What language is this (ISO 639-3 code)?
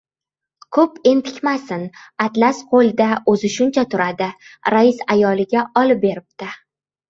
uzb